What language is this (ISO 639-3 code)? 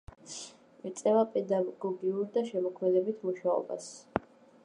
kat